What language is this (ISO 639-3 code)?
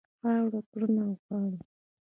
pus